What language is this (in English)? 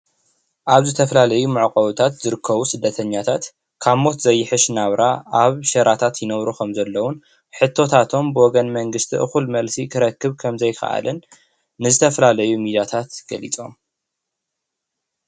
Tigrinya